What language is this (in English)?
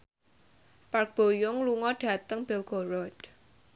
Javanese